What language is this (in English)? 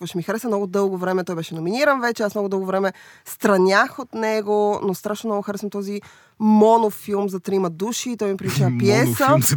Bulgarian